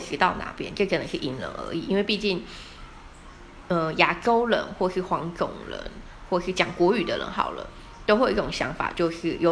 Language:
Chinese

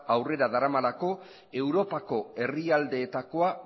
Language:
Basque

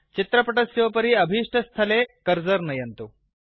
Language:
Sanskrit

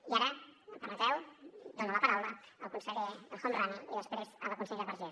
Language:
Catalan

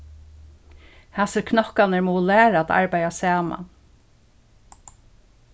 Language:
Faroese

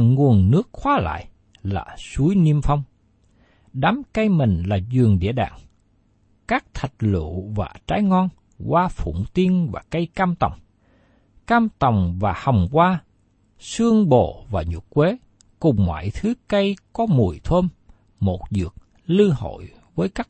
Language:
Vietnamese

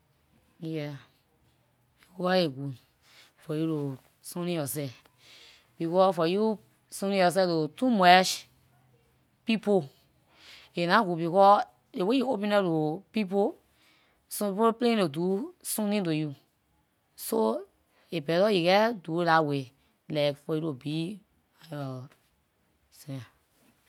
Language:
Liberian English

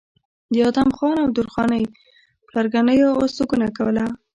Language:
Pashto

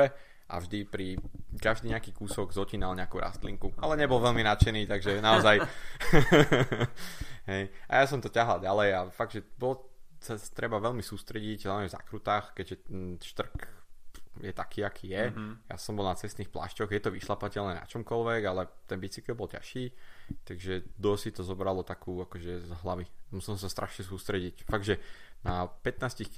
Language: Slovak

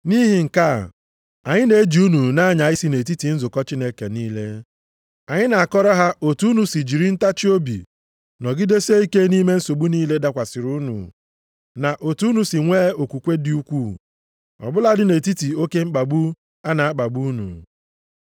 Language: Igbo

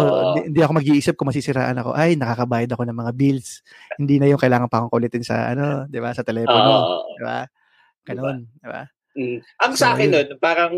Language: Filipino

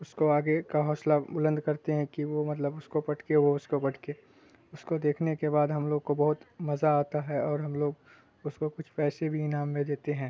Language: Urdu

